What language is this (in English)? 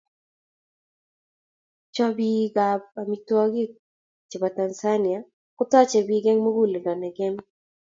Kalenjin